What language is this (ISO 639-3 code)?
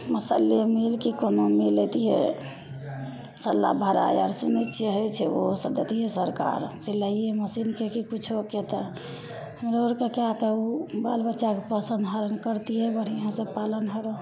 mai